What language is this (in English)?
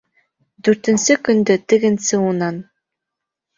Bashkir